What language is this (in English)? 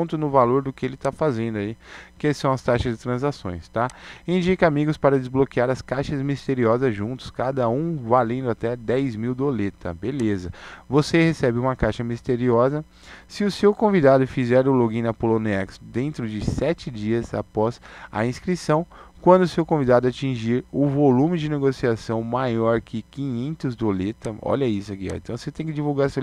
Portuguese